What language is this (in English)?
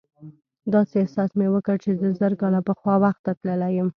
Pashto